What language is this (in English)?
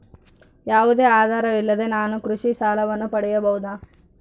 Kannada